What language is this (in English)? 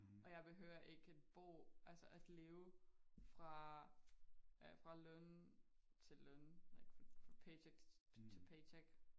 Danish